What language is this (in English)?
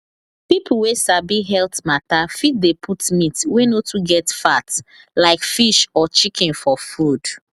Nigerian Pidgin